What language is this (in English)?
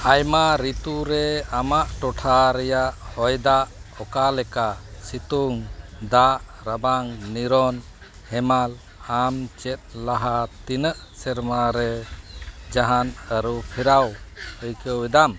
Santali